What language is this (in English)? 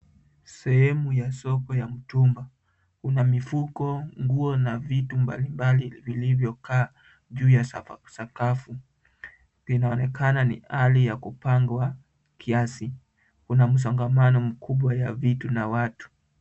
Swahili